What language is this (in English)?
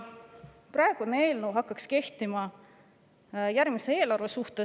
Estonian